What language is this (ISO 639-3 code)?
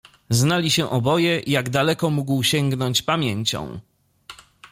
pol